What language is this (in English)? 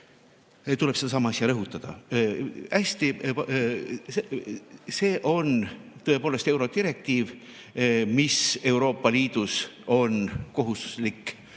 Estonian